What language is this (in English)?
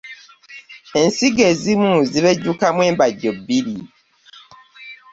Ganda